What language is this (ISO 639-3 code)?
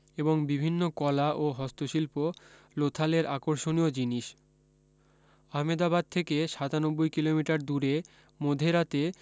ben